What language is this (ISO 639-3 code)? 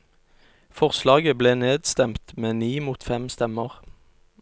nor